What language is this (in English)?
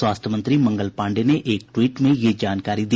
Hindi